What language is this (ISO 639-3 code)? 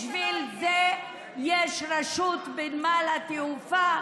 heb